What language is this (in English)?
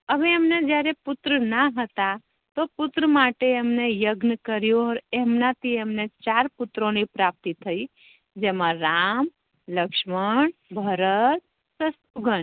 Gujarati